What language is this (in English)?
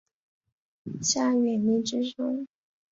Chinese